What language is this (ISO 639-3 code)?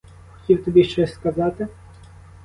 ukr